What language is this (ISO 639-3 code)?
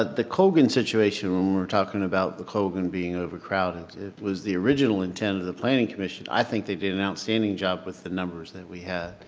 eng